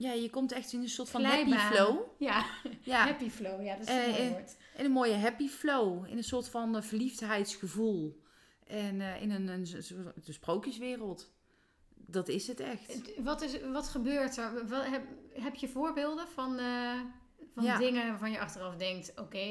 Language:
Dutch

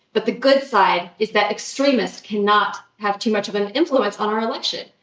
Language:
English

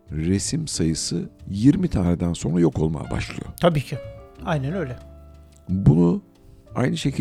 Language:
Turkish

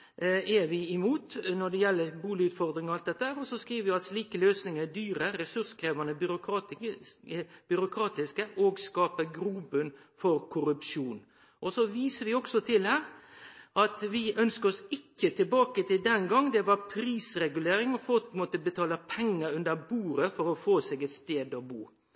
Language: Norwegian Nynorsk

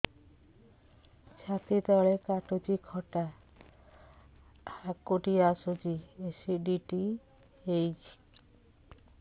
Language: Odia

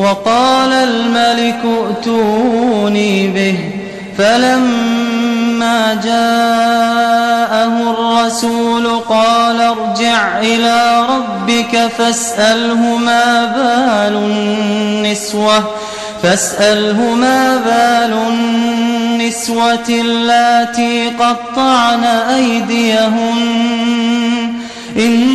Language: Arabic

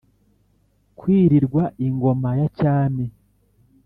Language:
Kinyarwanda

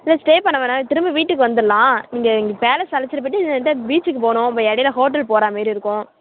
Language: Tamil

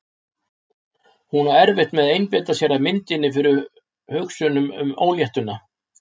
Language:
Icelandic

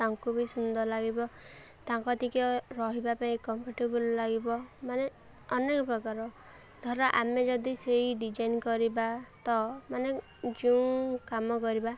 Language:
Odia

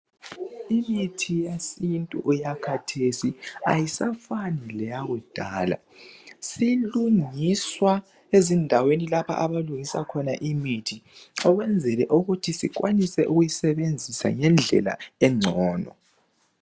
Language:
North Ndebele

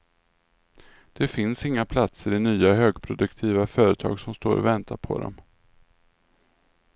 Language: Swedish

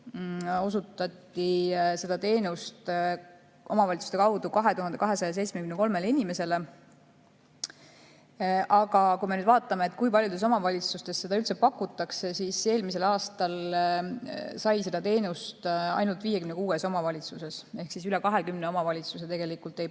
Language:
Estonian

